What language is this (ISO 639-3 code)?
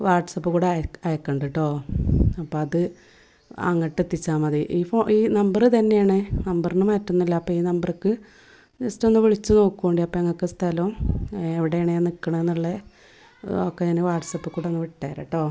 mal